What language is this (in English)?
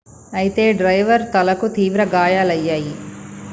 Telugu